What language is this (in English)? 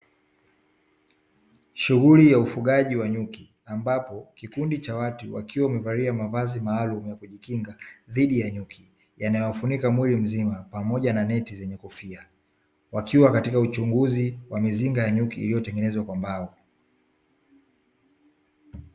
Swahili